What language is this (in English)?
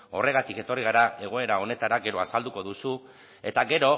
Basque